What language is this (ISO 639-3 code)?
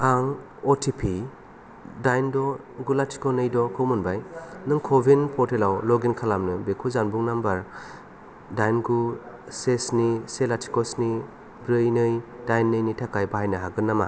brx